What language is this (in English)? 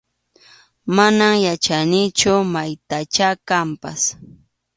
Arequipa-La Unión Quechua